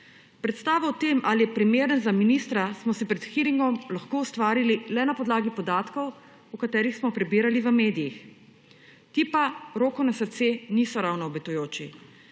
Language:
Slovenian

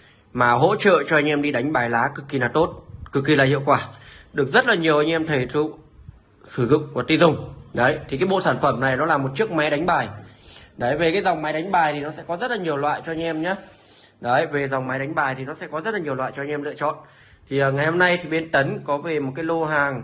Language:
Vietnamese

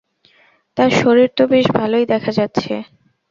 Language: Bangla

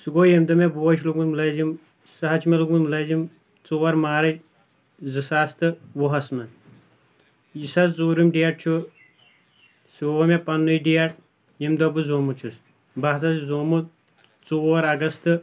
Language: Kashmiri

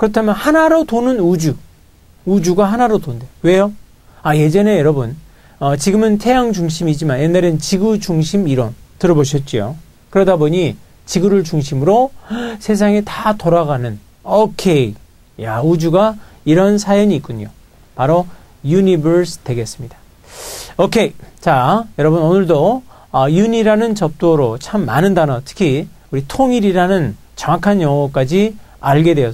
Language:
Korean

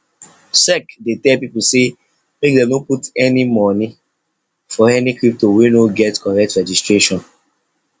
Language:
Nigerian Pidgin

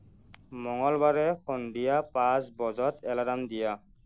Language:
Assamese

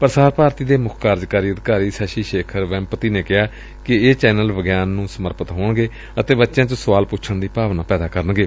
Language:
Punjabi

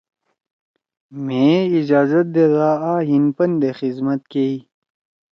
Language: Torwali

